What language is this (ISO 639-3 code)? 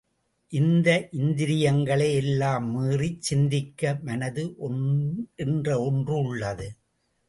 tam